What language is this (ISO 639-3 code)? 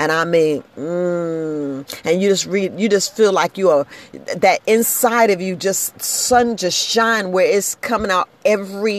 eng